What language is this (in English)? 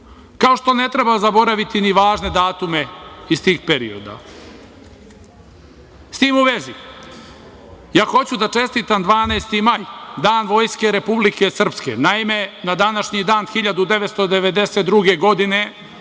Serbian